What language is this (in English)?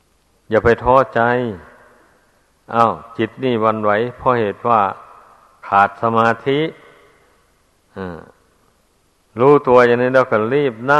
Thai